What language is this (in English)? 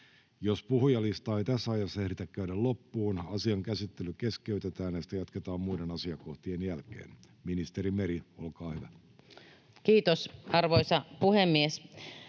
Finnish